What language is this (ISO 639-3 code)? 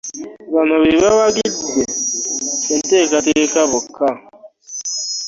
lug